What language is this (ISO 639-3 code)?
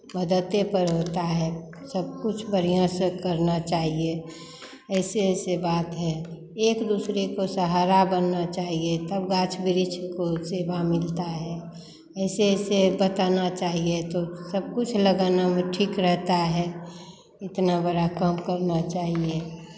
hin